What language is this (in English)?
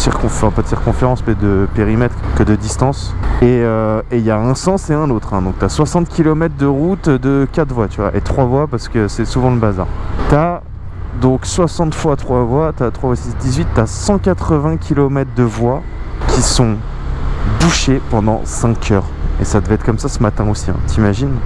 French